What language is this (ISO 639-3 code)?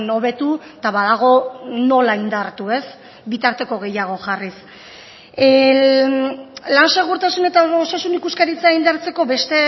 eus